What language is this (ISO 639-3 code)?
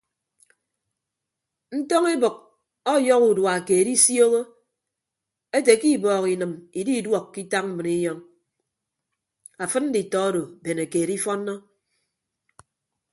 ibb